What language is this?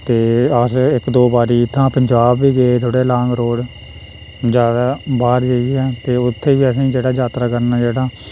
Dogri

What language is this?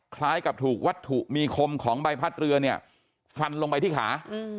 Thai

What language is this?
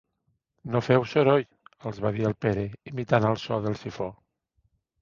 Catalan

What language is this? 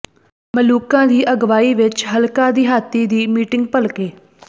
Punjabi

